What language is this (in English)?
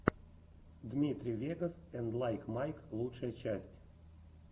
Russian